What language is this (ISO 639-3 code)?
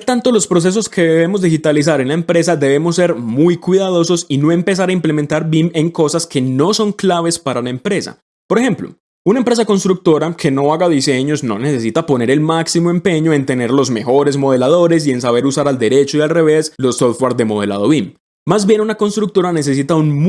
spa